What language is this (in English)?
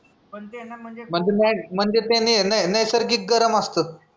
Marathi